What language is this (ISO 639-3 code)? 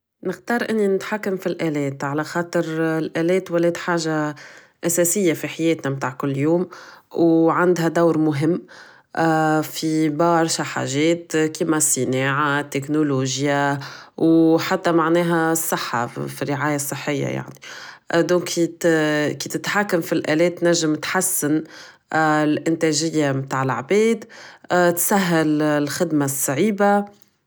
aeb